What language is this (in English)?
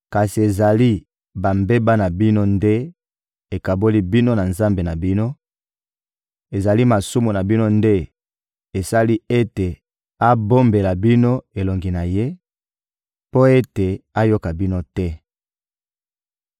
Lingala